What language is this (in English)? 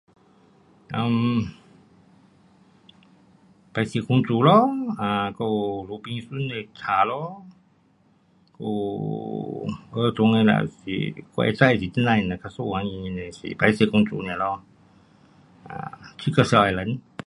Pu-Xian Chinese